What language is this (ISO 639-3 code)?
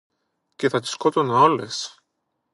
ell